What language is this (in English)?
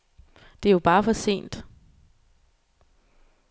Danish